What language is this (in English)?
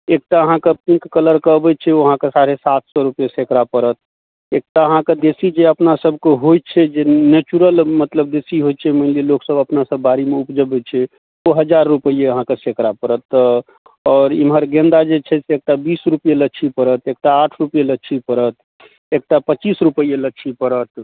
Maithili